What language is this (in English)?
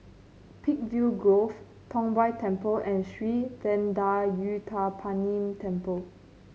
English